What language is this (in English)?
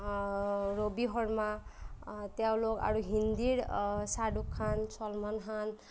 Assamese